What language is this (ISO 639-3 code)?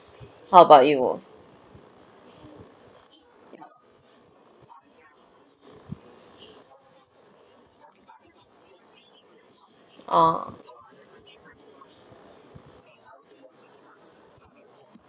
eng